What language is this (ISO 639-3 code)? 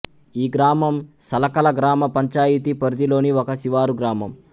tel